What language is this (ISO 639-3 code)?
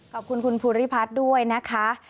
tha